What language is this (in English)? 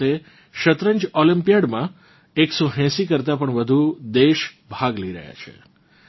Gujarati